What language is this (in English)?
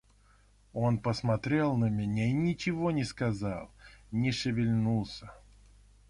Russian